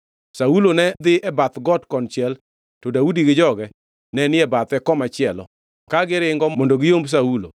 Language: Luo (Kenya and Tanzania)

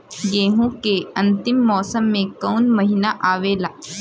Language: Bhojpuri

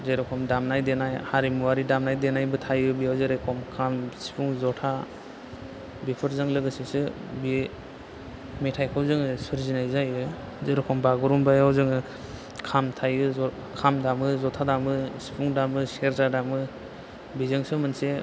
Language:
Bodo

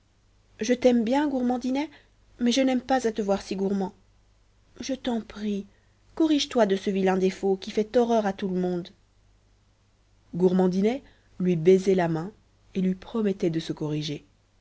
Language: French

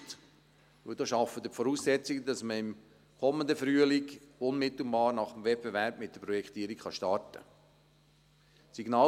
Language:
Swiss German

